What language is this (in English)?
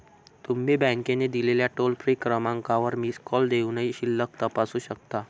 Marathi